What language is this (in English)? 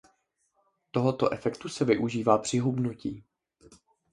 Czech